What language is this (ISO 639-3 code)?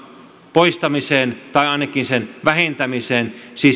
fin